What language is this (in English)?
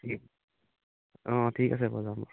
Assamese